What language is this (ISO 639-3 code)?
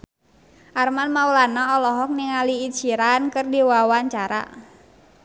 sun